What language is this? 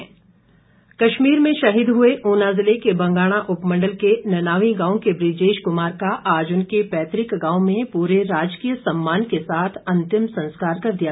Hindi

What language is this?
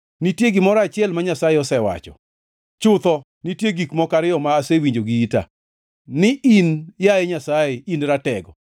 Luo (Kenya and Tanzania)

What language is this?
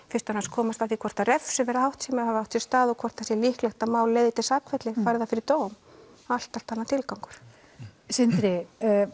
Icelandic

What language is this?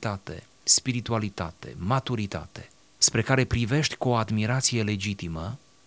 Romanian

